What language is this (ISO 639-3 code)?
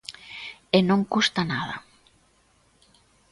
glg